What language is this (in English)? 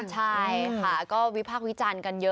Thai